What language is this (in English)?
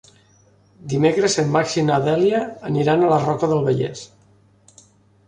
Catalan